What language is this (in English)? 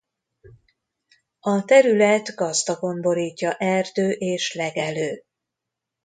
Hungarian